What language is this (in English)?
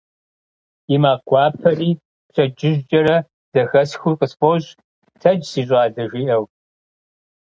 Kabardian